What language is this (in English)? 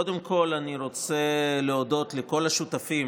Hebrew